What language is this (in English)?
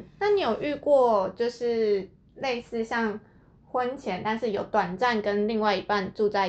Chinese